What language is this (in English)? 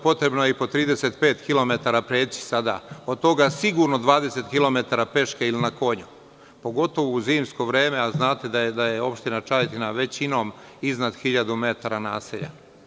Serbian